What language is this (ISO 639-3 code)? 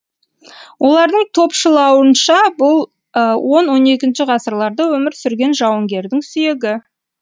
kaz